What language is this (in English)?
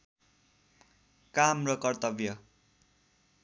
Nepali